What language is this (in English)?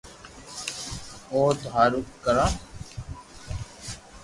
Loarki